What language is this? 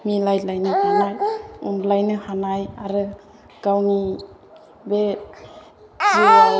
Bodo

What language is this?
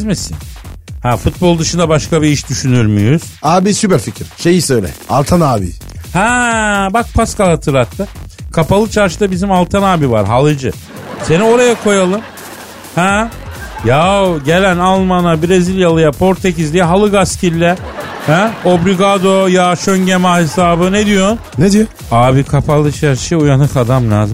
Turkish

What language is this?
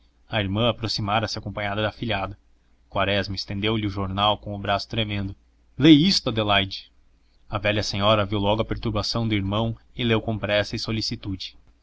Portuguese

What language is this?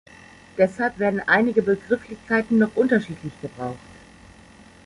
German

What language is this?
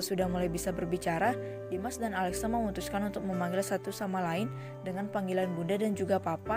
Indonesian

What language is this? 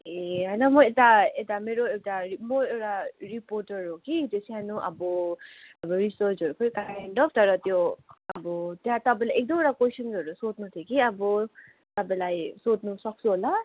Nepali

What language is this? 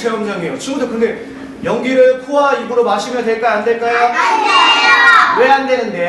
Korean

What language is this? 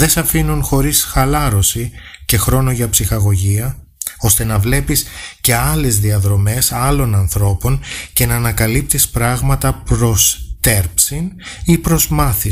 Greek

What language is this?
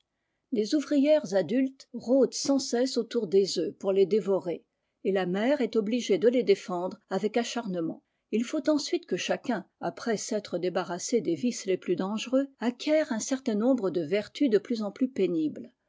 French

